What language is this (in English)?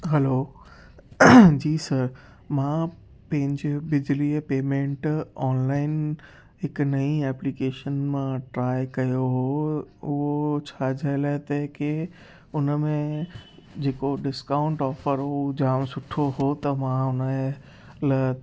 Sindhi